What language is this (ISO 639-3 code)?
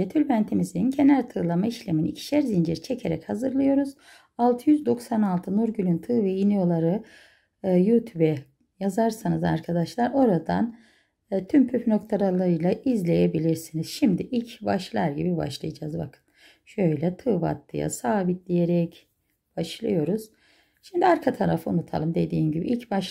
tur